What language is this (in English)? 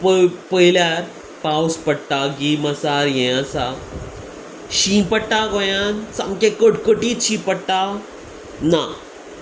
Konkani